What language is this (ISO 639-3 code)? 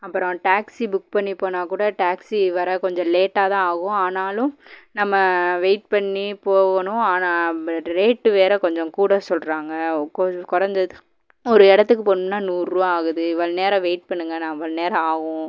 tam